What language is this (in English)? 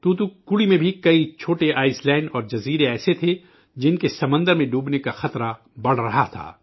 Urdu